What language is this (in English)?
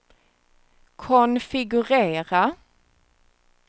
Swedish